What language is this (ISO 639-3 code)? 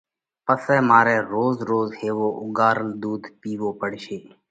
kvx